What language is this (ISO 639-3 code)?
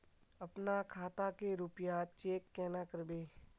mag